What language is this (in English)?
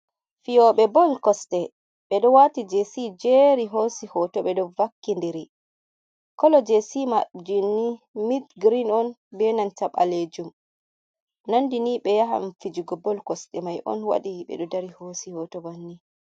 Fula